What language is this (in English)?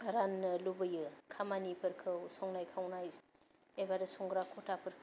Bodo